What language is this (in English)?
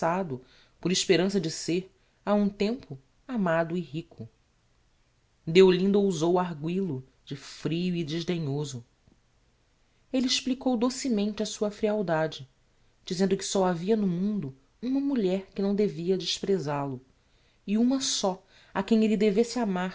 Portuguese